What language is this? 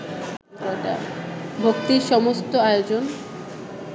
Bangla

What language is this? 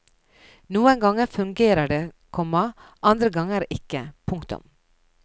Norwegian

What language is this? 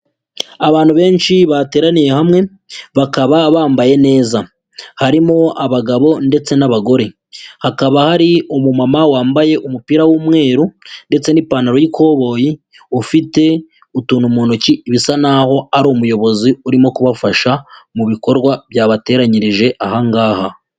Kinyarwanda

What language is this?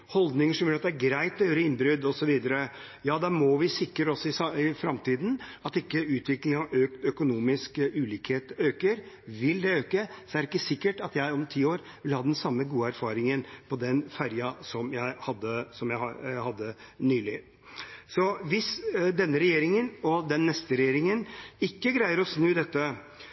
Norwegian Bokmål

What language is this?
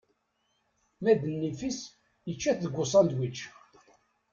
Kabyle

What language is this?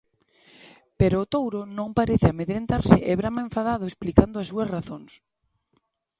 Galician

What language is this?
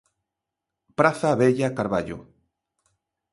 Galician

